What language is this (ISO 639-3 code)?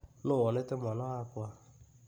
kik